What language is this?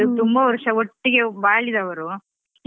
Kannada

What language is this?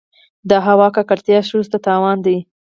Pashto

